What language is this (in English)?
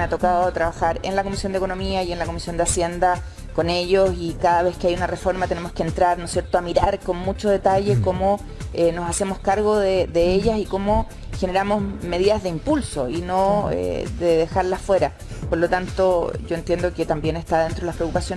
Spanish